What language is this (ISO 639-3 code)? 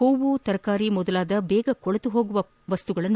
kan